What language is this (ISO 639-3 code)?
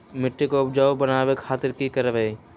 mag